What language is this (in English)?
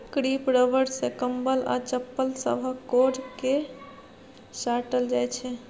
Maithili